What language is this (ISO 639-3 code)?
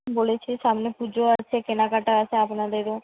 ben